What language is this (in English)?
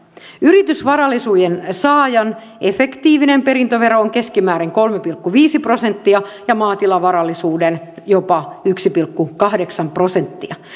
Finnish